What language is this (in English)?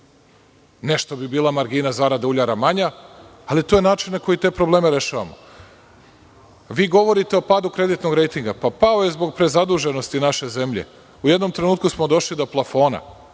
Serbian